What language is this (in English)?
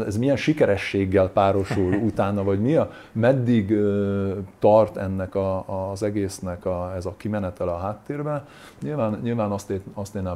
Hungarian